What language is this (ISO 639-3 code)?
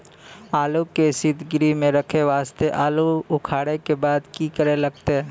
mai